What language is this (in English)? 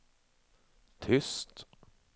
Swedish